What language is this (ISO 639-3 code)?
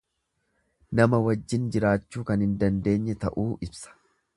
orm